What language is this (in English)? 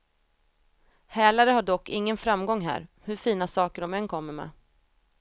Swedish